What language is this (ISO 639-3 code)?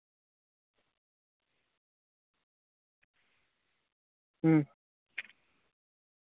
sat